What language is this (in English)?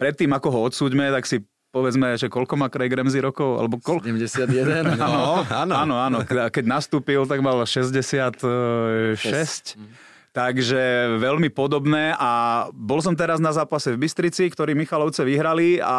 Slovak